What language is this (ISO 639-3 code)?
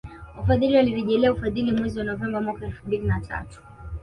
swa